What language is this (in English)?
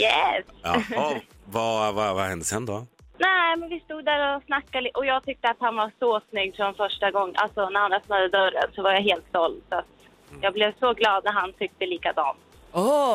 Swedish